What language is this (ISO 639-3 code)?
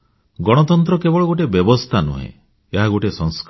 ori